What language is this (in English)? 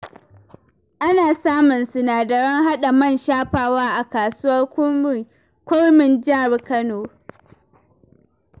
Hausa